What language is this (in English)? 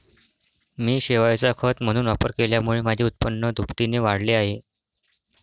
Marathi